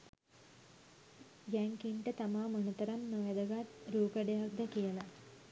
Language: Sinhala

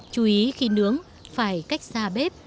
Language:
Vietnamese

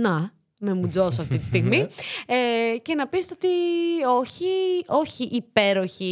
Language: Greek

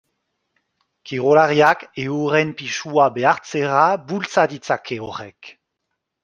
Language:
Basque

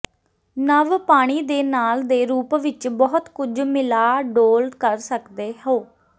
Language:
Punjabi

